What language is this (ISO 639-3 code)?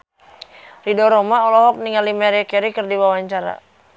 sun